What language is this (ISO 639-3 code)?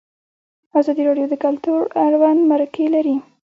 pus